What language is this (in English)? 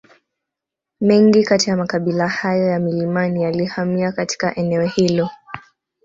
Swahili